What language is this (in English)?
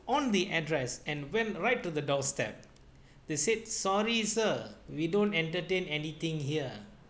English